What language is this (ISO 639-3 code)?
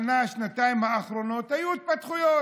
heb